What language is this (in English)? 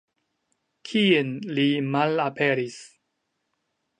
Esperanto